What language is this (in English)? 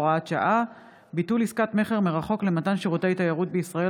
Hebrew